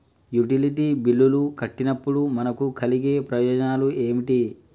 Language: Telugu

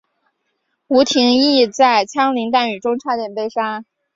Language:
Chinese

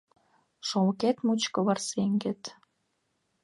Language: Mari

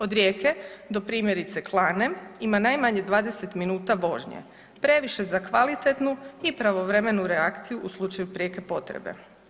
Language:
Croatian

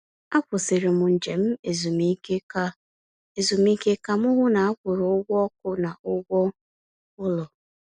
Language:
Igbo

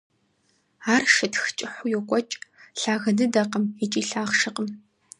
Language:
Kabardian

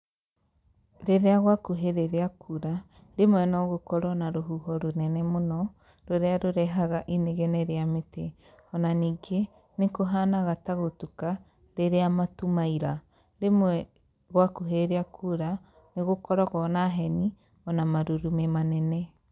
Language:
Kikuyu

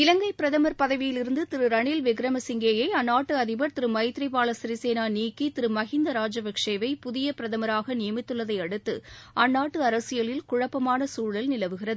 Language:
Tamil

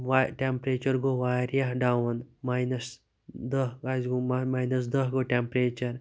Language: Kashmiri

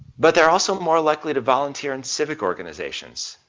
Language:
English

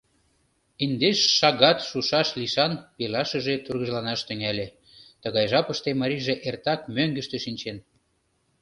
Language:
Mari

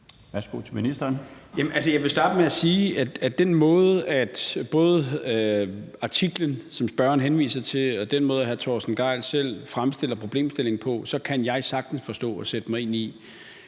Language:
Danish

